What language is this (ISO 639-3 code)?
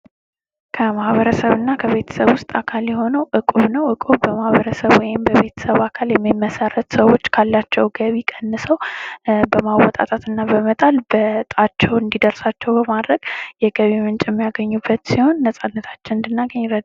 amh